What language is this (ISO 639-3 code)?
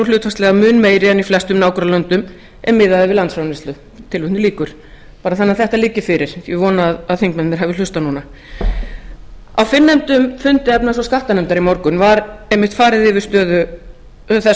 isl